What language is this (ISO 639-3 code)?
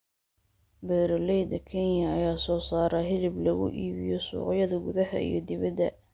som